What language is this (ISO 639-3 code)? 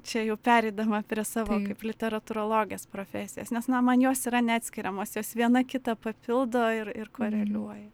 lit